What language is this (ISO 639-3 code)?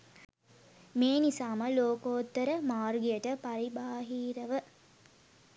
sin